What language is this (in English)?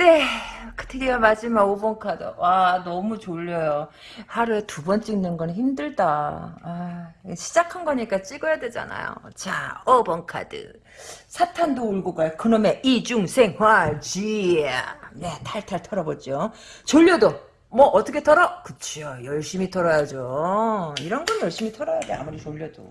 Korean